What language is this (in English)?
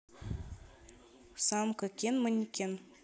Russian